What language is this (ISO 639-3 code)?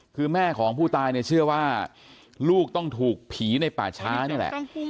tha